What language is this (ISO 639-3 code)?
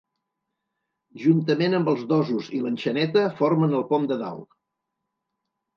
cat